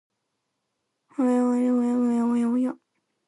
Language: Japanese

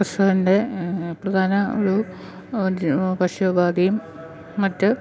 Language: Malayalam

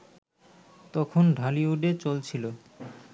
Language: Bangla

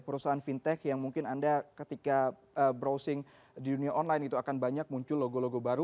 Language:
Indonesian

